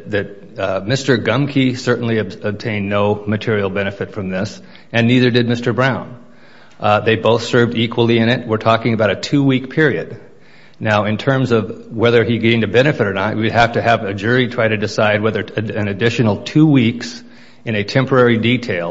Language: English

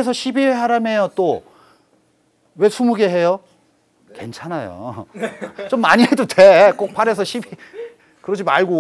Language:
Korean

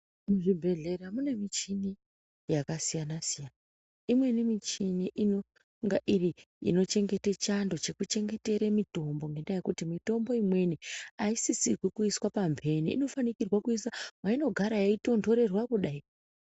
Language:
Ndau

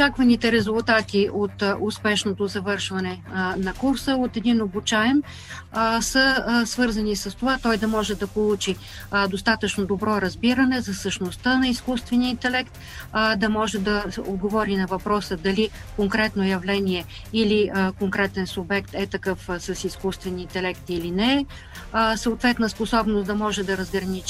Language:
Bulgarian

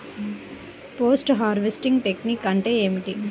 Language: Telugu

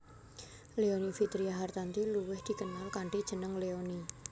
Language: Javanese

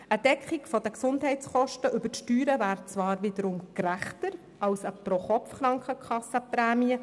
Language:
Swiss German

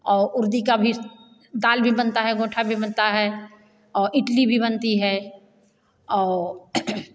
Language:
Hindi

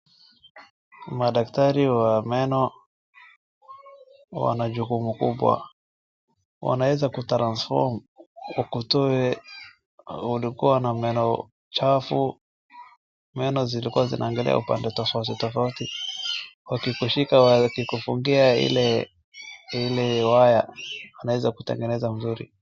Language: Swahili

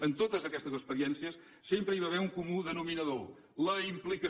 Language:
Catalan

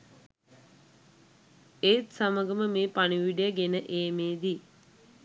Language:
Sinhala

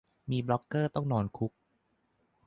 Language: Thai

